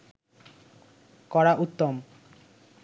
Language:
Bangla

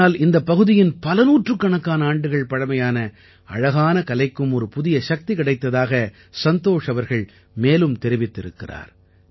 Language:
Tamil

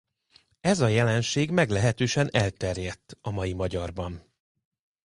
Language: Hungarian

